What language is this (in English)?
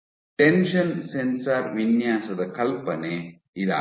Kannada